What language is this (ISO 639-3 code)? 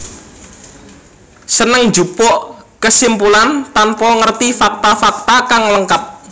jav